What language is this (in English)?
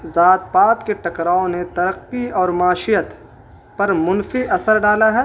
Urdu